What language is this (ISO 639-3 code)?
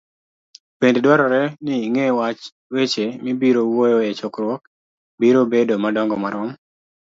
luo